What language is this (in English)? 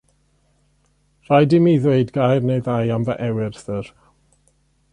Welsh